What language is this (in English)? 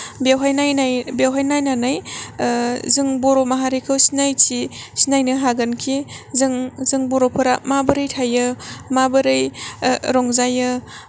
Bodo